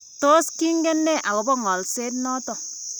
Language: Kalenjin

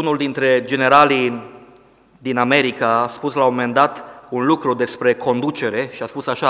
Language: Romanian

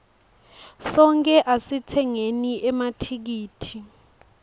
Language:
Swati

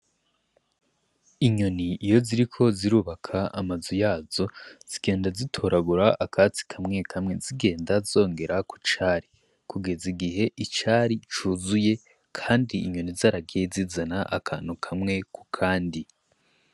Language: Rundi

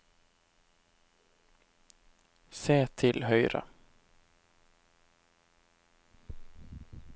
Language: Norwegian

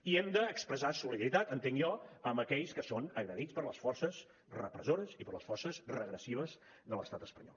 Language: Catalan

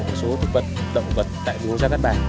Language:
Vietnamese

